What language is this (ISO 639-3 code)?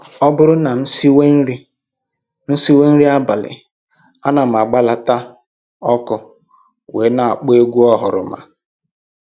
ibo